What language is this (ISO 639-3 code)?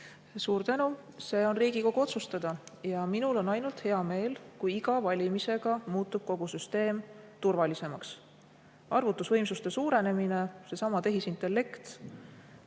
est